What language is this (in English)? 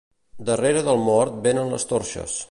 Catalan